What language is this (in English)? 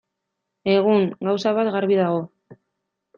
Basque